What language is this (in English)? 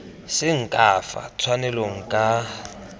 Tswana